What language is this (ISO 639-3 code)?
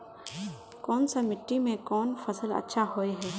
mag